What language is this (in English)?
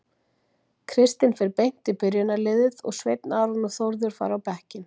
Icelandic